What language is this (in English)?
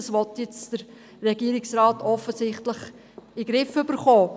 Swiss German